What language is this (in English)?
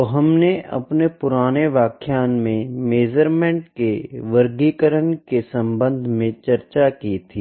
Hindi